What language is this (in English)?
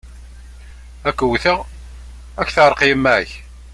Kabyle